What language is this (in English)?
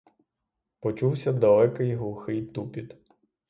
Ukrainian